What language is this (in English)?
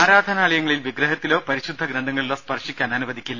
Malayalam